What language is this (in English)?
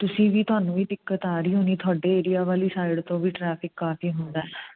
Punjabi